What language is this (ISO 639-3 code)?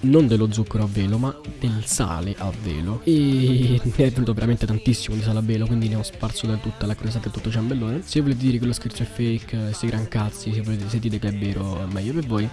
ita